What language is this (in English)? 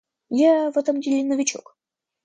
Russian